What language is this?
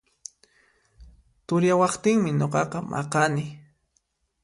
Puno Quechua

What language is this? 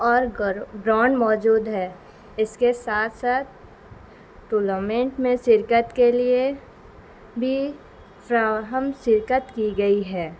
Urdu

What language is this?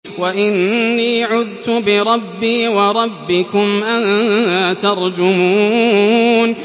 Arabic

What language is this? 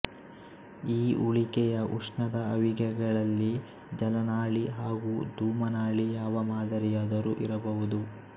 Kannada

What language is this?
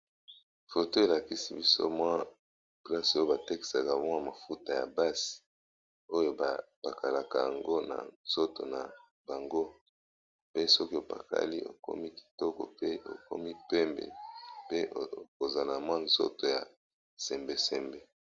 Lingala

